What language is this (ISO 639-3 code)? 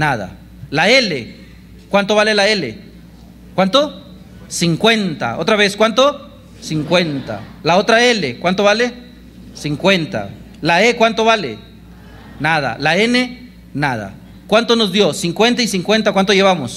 spa